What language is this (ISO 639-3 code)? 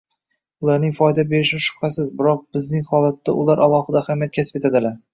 uzb